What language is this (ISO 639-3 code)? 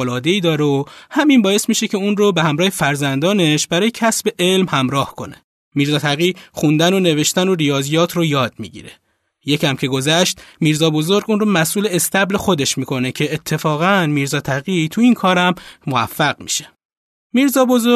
fas